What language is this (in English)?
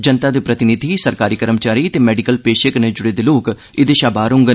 Dogri